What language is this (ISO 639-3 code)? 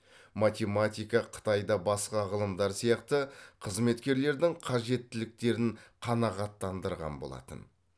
kaz